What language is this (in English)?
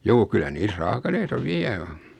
Finnish